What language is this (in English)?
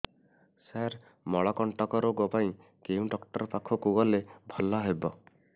Odia